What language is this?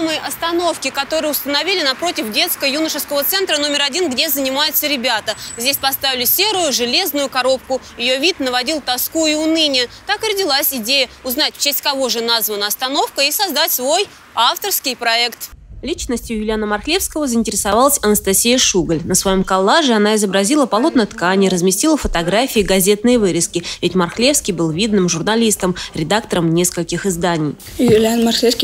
Russian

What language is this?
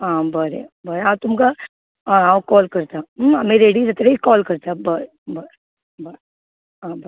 Konkani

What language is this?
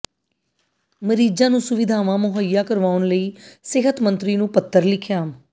Punjabi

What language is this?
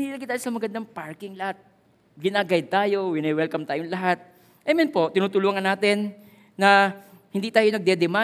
Filipino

